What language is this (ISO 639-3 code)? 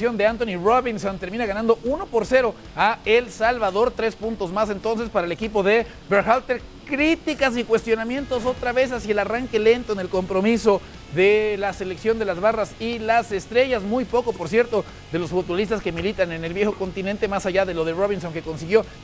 spa